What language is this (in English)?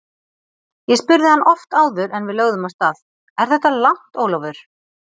Icelandic